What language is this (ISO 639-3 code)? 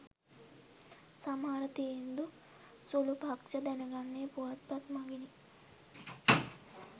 sin